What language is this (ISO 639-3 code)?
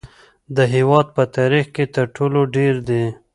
pus